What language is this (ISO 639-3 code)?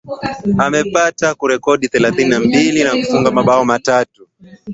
swa